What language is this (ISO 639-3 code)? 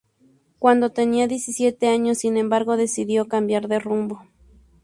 spa